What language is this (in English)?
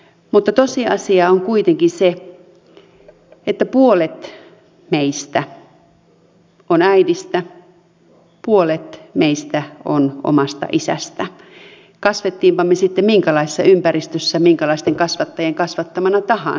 Finnish